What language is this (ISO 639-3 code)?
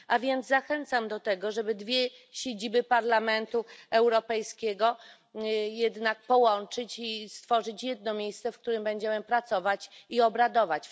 pol